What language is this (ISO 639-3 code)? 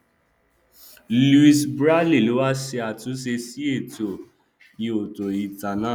yor